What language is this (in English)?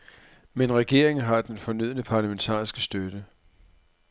Danish